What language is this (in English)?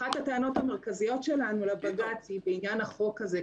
Hebrew